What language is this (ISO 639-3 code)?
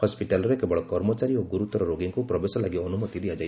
ori